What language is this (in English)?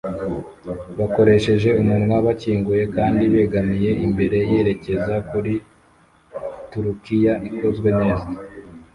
Kinyarwanda